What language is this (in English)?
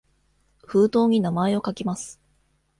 Japanese